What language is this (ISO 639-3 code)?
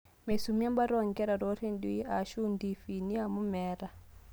mas